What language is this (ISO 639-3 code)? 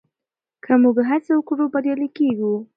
pus